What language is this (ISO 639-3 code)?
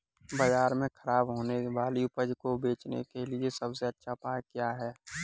hin